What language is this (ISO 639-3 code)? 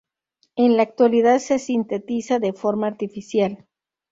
spa